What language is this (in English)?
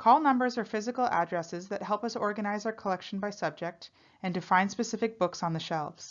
English